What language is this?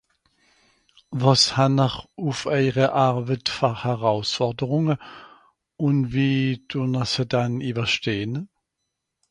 Swiss German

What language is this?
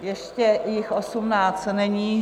Czech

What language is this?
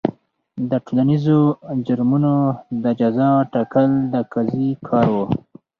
Pashto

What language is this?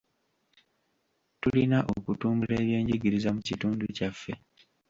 Ganda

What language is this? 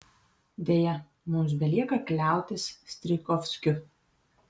Lithuanian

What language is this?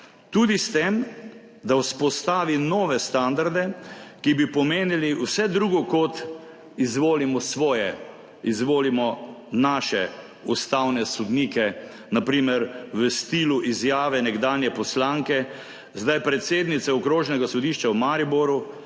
Slovenian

